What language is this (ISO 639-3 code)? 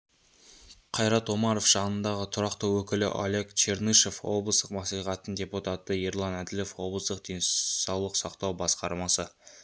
kaz